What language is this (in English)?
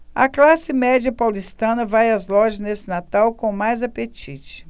Portuguese